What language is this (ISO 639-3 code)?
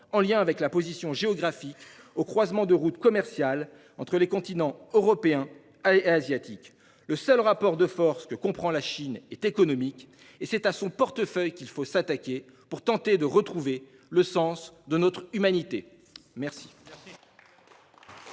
fra